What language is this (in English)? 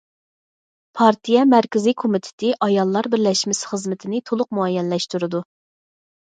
Uyghur